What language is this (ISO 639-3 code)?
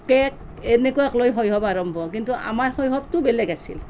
asm